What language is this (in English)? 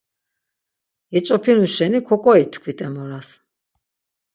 Laz